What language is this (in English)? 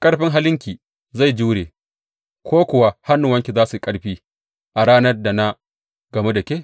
Hausa